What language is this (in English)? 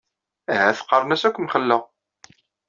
Kabyle